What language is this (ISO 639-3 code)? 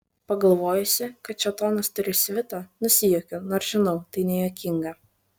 lit